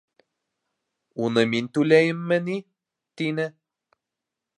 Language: Bashkir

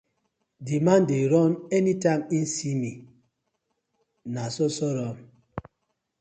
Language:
Nigerian Pidgin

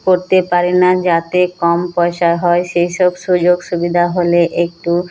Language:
Bangla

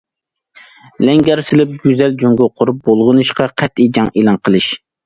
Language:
Uyghur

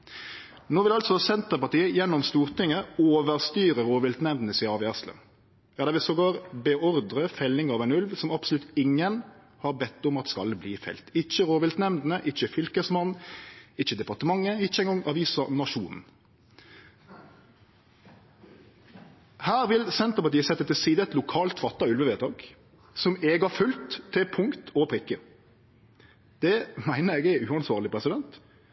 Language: Norwegian Nynorsk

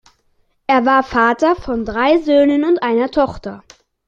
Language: German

